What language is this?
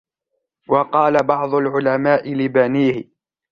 Arabic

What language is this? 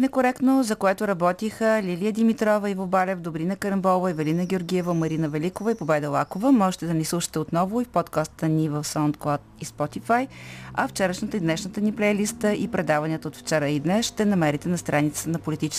Bulgarian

